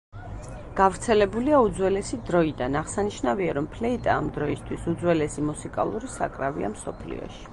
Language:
Georgian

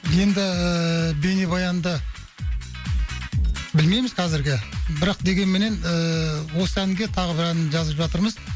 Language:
Kazakh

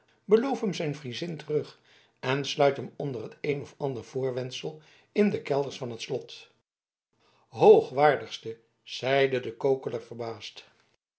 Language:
Dutch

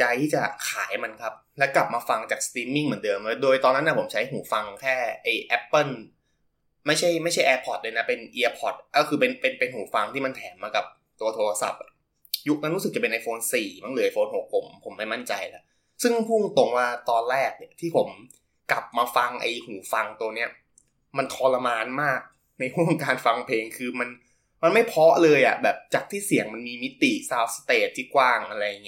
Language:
Thai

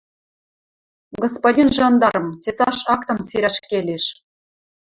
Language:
Western Mari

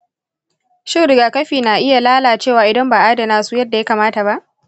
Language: Hausa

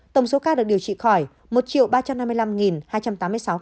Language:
Vietnamese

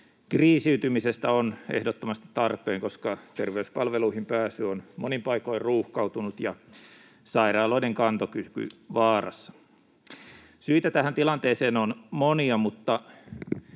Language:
Finnish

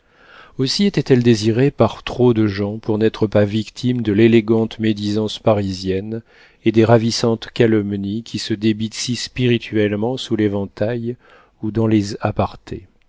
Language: French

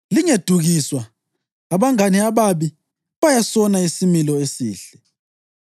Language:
North Ndebele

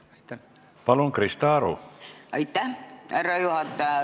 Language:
Estonian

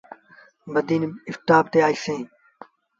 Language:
Sindhi Bhil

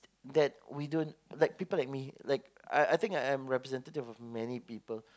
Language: English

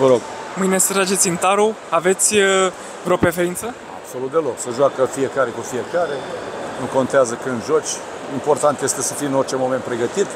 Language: Romanian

